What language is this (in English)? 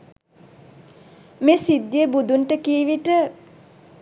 Sinhala